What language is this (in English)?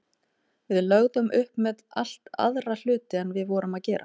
Icelandic